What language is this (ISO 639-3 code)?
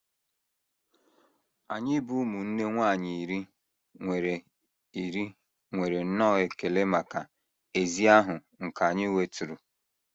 ibo